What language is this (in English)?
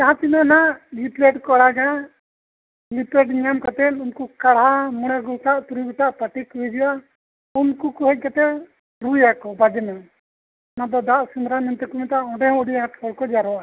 Santali